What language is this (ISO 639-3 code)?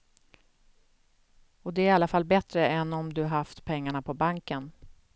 swe